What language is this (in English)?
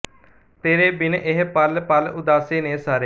Punjabi